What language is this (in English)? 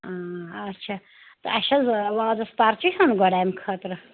Kashmiri